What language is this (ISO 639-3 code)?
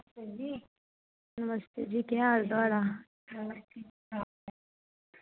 doi